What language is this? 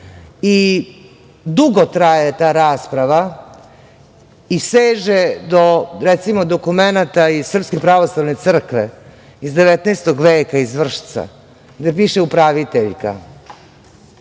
Serbian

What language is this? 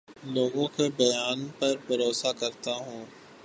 Urdu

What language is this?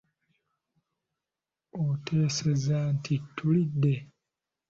Ganda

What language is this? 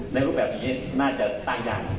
Thai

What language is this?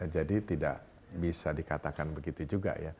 Indonesian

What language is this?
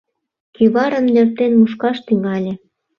Mari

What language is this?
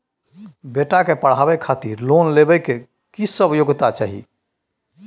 Maithili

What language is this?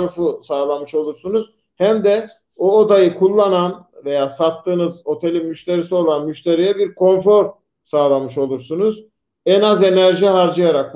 Turkish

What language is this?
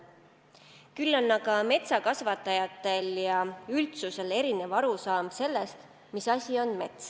Estonian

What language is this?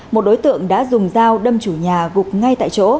Vietnamese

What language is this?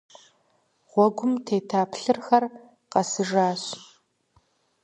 Kabardian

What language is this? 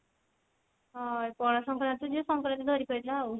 Odia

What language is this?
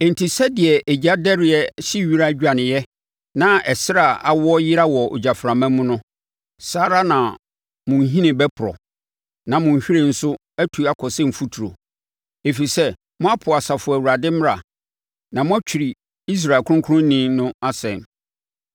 Akan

